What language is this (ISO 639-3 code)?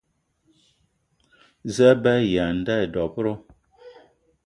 eto